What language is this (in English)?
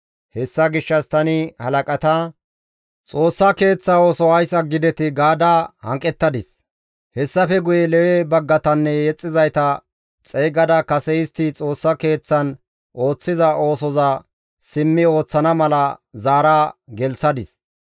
Gamo